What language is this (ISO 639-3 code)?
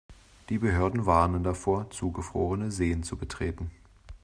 deu